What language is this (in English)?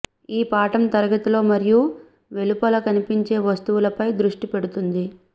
Telugu